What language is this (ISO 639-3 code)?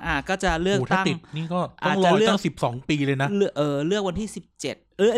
tha